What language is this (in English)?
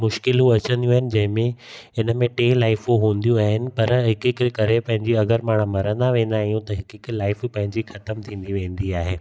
Sindhi